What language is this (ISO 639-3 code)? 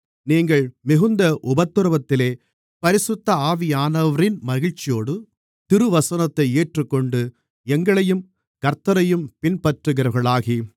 tam